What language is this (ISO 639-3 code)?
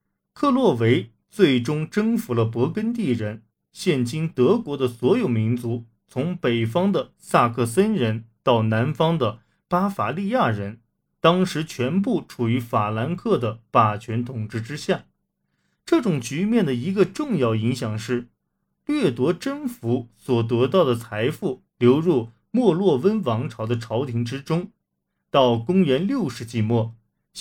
zho